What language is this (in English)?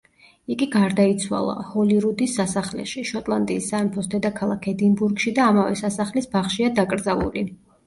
Georgian